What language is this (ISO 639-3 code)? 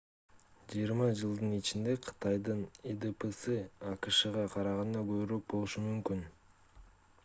kir